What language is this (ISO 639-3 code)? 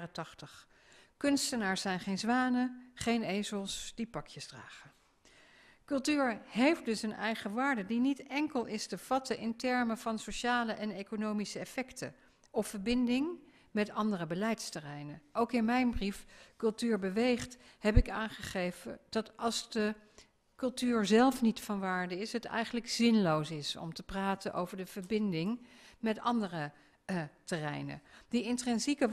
nld